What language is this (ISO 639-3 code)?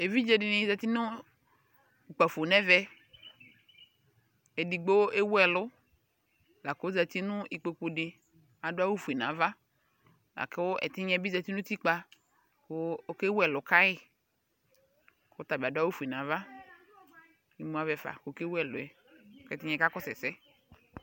kpo